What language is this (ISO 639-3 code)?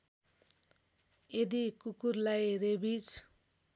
nep